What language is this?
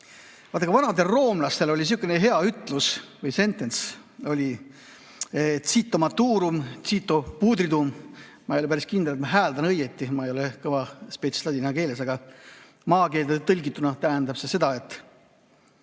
Estonian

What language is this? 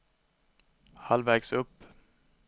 Swedish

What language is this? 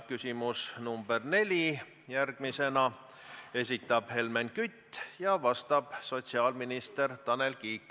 Estonian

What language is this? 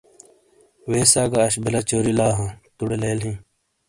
Shina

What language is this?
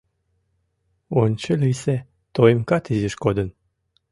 Mari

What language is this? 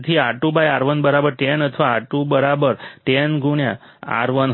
Gujarati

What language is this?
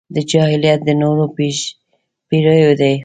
Pashto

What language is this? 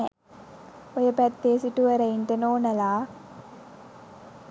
Sinhala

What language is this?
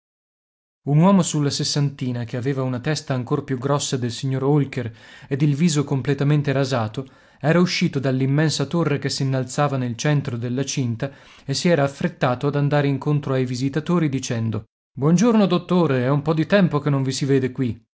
Italian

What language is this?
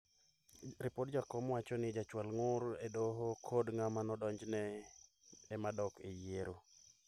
Luo (Kenya and Tanzania)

